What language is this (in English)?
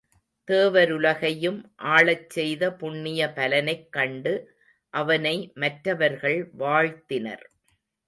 Tamil